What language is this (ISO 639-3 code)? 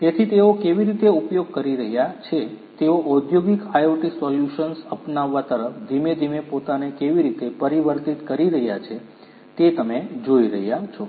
guj